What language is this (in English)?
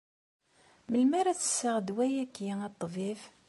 Kabyle